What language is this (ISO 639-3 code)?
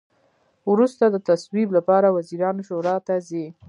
pus